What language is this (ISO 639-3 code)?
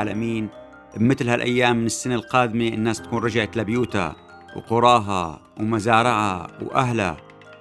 ara